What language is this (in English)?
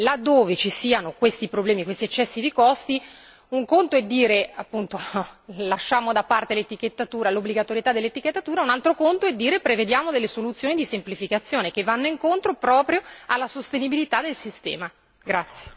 Italian